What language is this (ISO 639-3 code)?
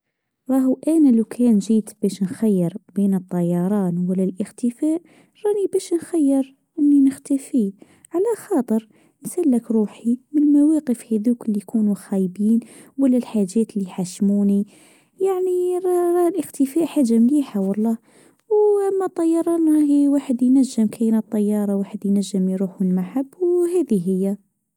aeb